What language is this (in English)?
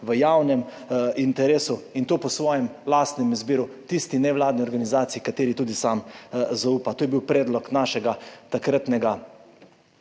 Slovenian